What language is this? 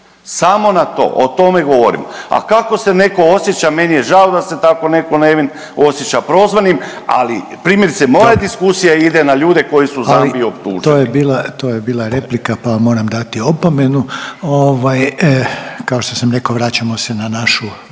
Croatian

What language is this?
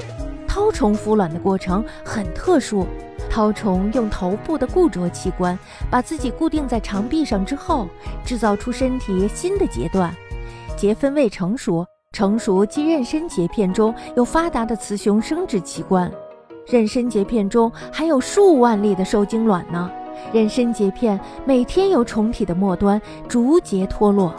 Chinese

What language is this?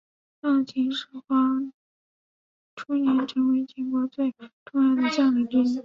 Chinese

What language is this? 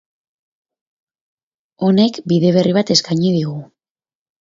Basque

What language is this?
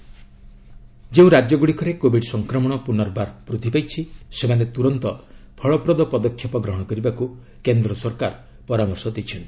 Odia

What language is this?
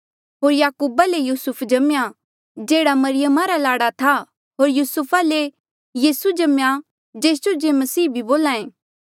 Mandeali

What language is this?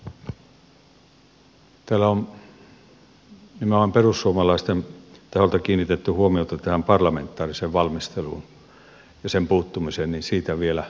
Finnish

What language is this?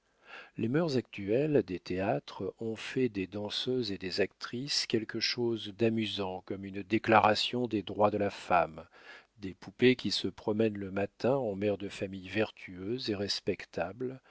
French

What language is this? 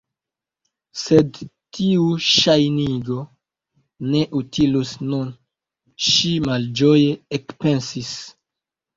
Esperanto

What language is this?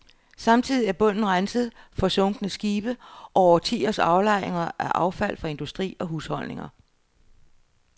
Danish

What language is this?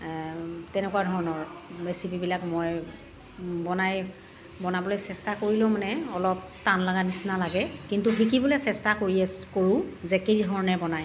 Assamese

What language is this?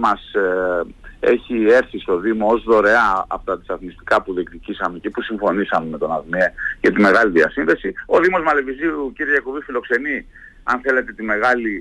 Greek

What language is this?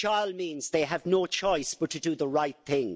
English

